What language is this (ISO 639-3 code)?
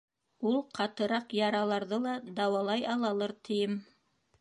bak